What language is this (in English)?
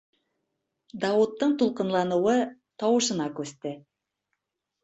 Bashkir